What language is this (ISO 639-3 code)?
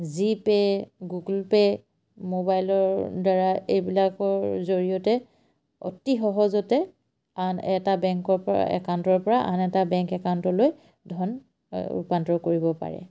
asm